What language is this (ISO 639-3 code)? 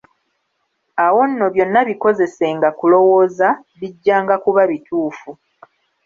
lug